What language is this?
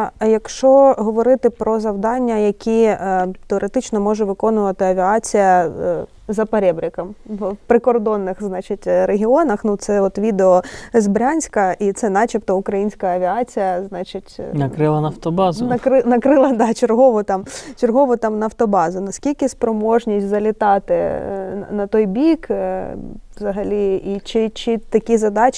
Ukrainian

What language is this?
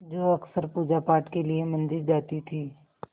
Hindi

